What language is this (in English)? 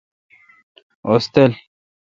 Kalkoti